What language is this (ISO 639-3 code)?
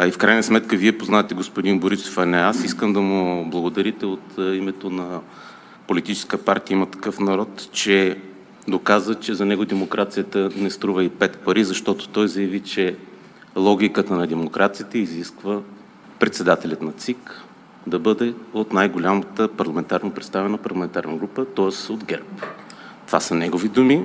bul